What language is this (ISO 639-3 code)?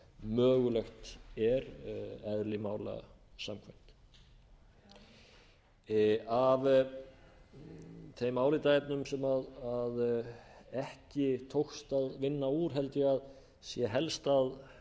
isl